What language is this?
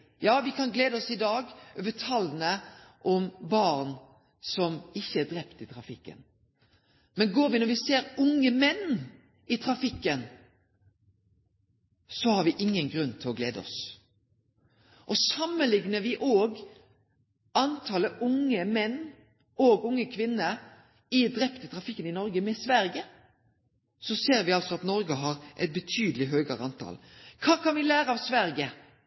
Norwegian Nynorsk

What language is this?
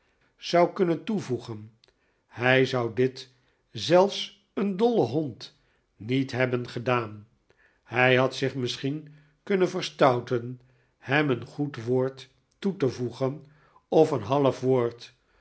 Dutch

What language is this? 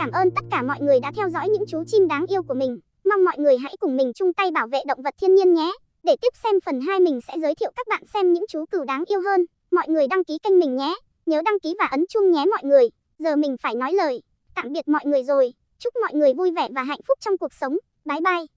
Vietnamese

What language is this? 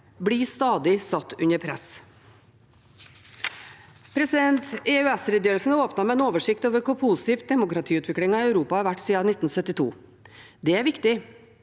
Norwegian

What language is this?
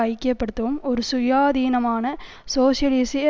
Tamil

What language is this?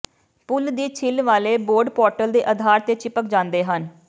Punjabi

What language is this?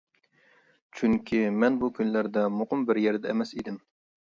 Uyghur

